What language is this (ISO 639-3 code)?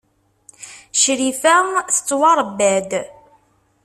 kab